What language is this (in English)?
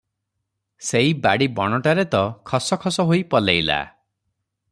Odia